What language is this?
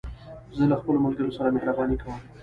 Pashto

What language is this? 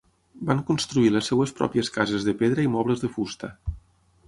Catalan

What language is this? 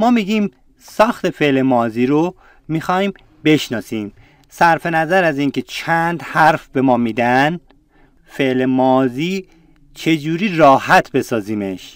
Persian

